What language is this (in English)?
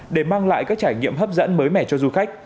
Vietnamese